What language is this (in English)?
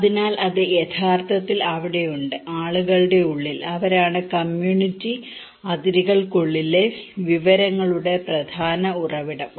Malayalam